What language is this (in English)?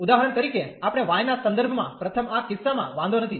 Gujarati